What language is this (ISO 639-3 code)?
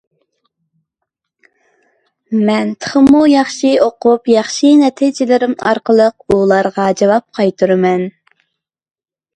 uig